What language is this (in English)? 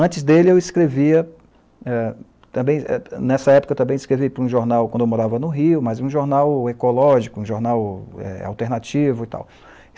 Portuguese